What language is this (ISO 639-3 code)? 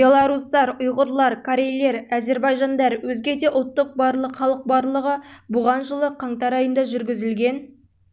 kaz